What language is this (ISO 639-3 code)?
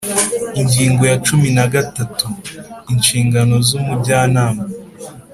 kin